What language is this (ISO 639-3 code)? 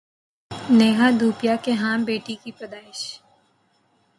urd